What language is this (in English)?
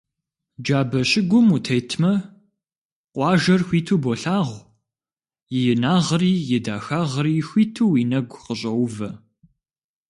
Kabardian